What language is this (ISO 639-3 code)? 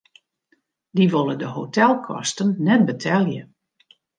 fry